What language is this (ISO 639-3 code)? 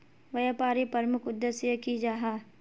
mag